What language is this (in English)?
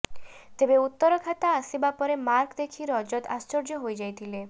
Odia